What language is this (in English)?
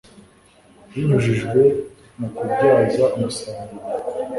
Kinyarwanda